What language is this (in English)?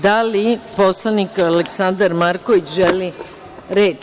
Serbian